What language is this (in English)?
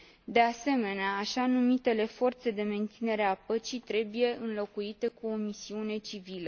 Romanian